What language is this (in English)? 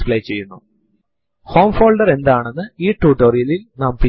Malayalam